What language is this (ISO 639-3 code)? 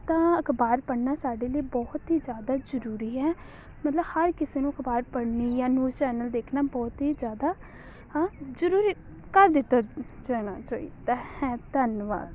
pan